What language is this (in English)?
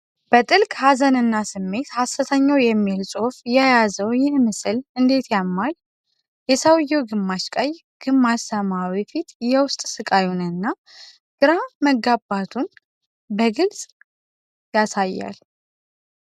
Amharic